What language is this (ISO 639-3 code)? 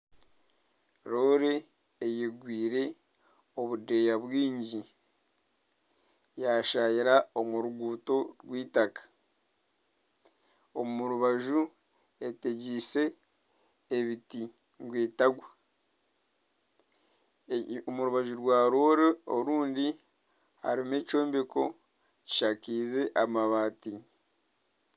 nyn